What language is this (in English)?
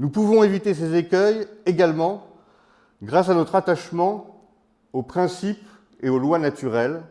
French